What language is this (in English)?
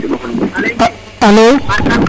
Serer